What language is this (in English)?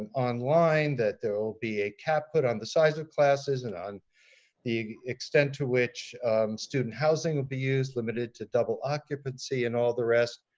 English